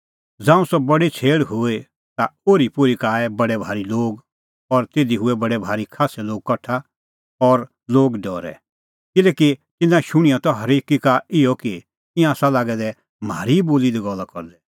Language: Kullu Pahari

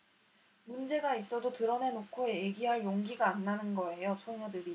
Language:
Korean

